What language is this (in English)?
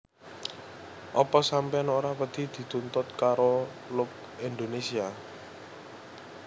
Javanese